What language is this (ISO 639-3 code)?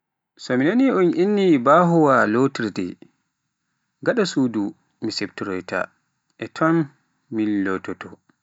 fuf